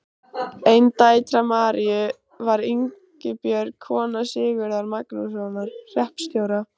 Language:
Icelandic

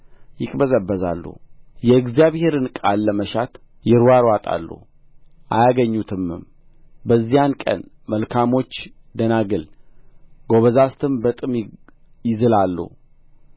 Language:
Amharic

